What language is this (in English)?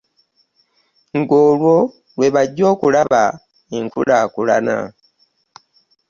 Ganda